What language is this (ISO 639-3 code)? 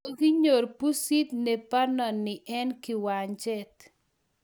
kln